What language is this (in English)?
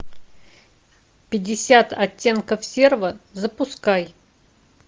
Russian